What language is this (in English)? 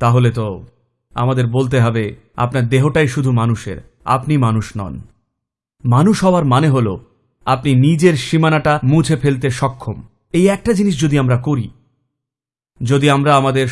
English